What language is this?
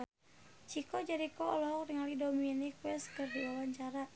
Sundanese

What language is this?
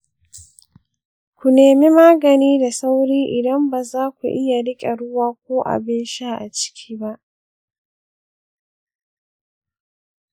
Hausa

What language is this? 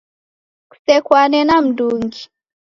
Taita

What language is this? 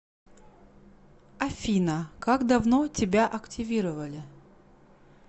Russian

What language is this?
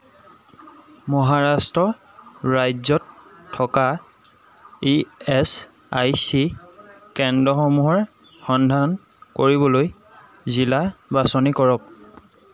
Assamese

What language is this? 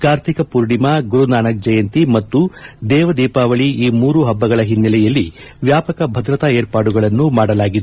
Kannada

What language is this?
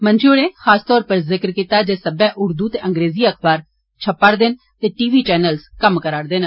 Dogri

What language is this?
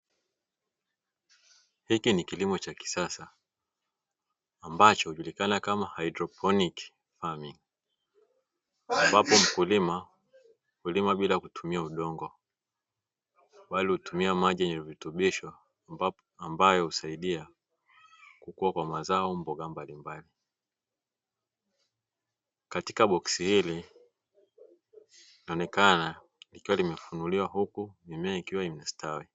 Swahili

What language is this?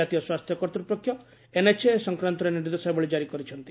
Odia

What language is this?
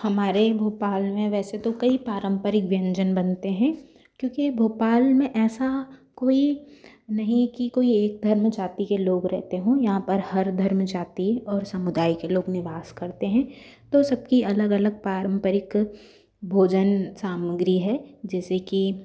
Hindi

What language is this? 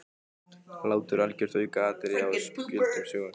Icelandic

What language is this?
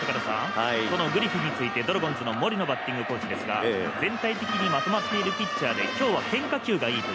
Japanese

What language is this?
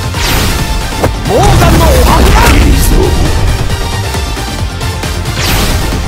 Japanese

